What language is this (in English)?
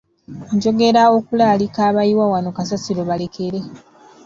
Ganda